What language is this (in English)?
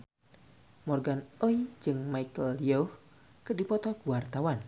Sundanese